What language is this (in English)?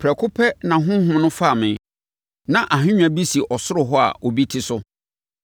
Akan